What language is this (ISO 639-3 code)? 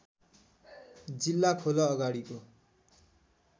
nep